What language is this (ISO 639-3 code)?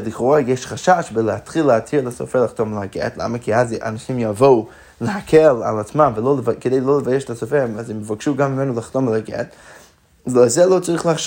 heb